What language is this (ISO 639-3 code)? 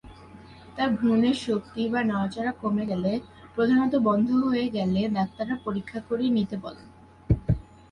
ben